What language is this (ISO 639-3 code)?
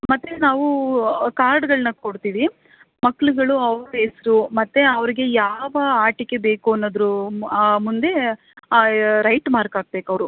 kan